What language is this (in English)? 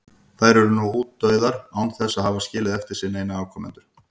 Icelandic